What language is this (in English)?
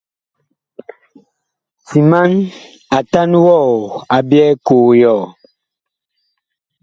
Bakoko